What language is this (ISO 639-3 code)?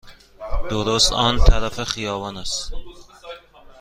fas